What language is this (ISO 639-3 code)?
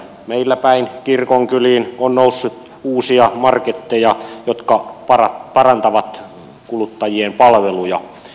fin